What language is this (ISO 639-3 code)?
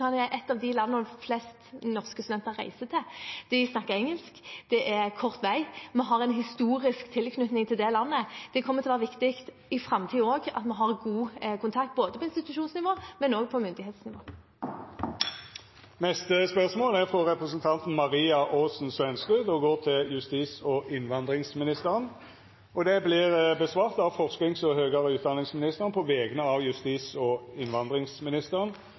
nor